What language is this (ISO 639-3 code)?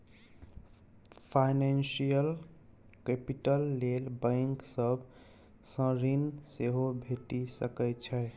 mai